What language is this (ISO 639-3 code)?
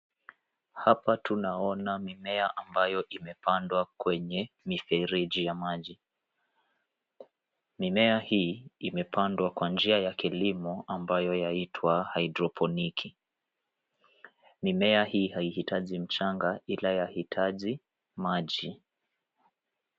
swa